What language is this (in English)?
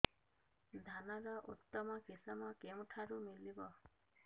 Odia